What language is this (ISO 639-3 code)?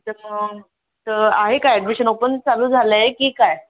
mar